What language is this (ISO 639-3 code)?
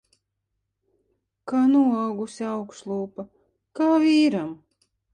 lav